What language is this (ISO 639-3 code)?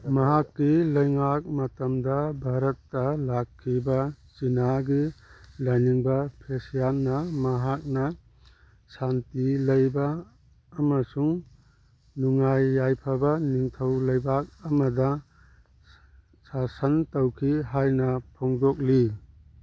mni